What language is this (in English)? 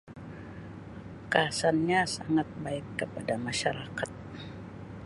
Sabah Malay